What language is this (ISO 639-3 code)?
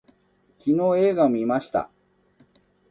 jpn